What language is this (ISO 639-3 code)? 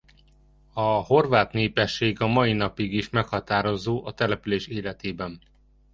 hun